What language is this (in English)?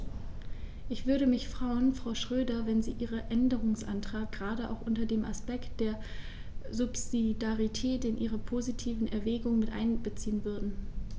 German